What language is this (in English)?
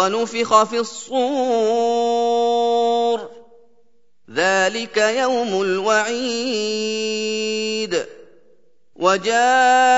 Arabic